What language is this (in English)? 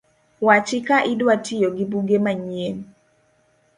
Luo (Kenya and Tanzania)